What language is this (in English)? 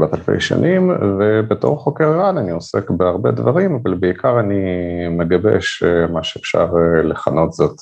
Hebrew